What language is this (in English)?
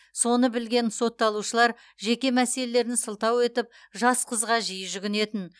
Kazakh